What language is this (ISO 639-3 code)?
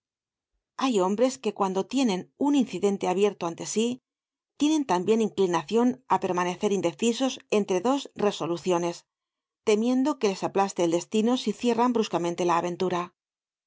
spa